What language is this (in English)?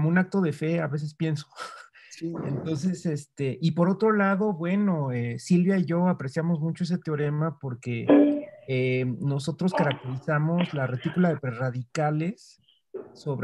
Spanish